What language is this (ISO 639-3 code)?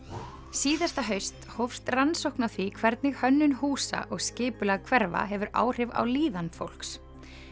isl